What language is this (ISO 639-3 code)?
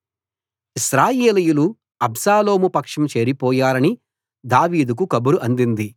tel